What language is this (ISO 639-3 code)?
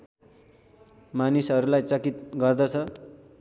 nep